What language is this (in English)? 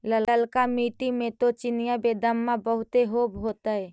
Magahi